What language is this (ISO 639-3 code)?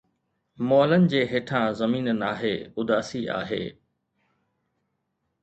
snd